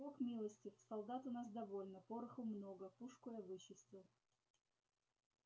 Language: Russian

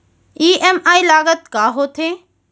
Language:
Chhattisgarhi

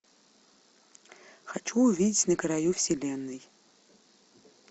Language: Russian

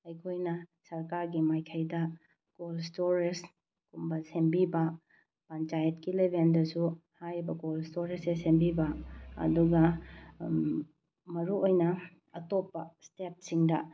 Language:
Manipuri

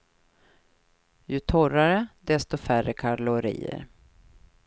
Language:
Swedish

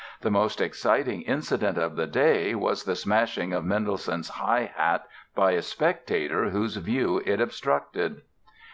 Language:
English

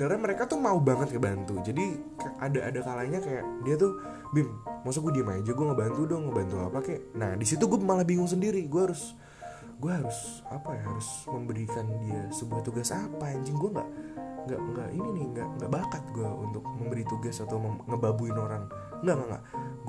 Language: Indonesian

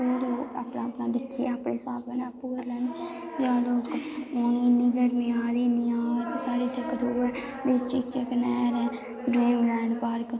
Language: Dogri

